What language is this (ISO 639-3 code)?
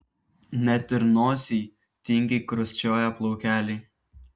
lit